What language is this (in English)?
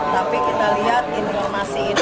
Indonesian